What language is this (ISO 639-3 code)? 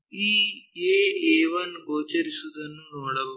kan